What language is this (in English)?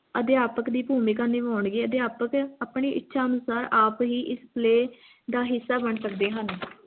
Punjabi